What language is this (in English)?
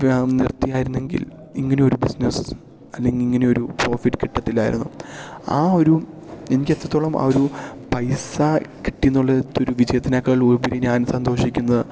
Malayalam